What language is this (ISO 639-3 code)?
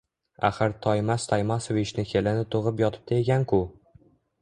uzb